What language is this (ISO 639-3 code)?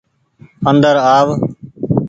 gig